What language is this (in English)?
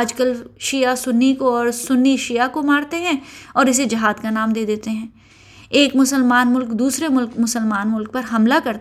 Urdu